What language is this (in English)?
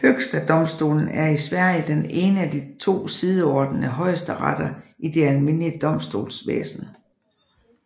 Danish